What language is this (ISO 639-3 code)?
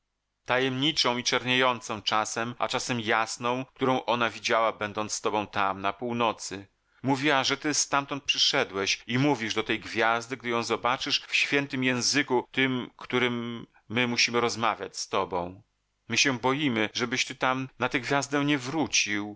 pol